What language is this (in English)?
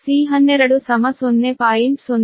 Kannada